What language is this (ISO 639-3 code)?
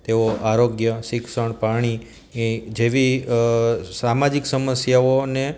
guj